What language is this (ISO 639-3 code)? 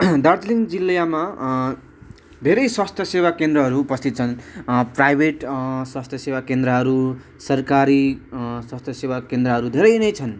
nep